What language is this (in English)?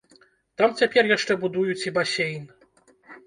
Belarusian